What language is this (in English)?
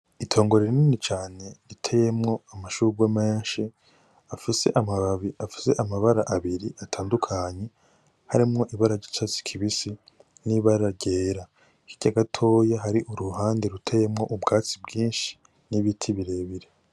Rundi